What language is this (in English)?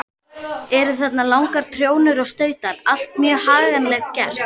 Icelandic